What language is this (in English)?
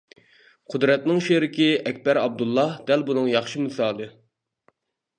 Uyghur